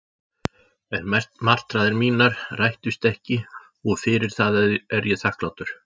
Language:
Icelandic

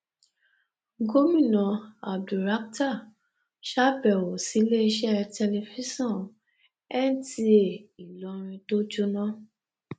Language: Yoruba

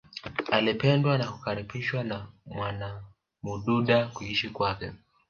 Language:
Swahili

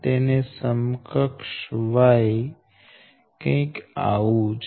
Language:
Gujarati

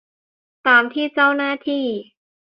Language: Thai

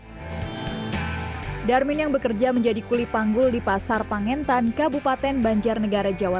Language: Indonesian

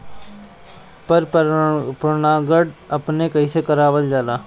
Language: Bhojpuri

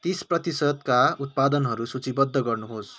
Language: Nepali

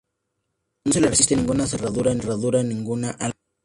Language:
Spanish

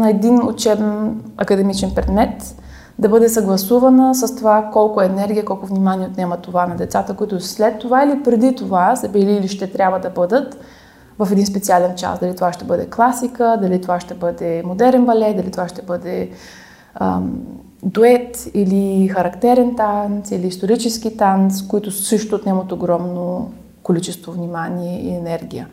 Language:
Bulgarian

